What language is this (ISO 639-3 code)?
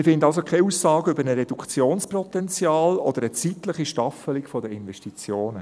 gsw